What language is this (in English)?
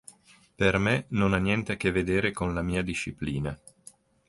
Italian